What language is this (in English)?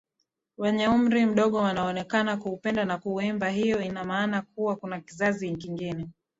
Swahili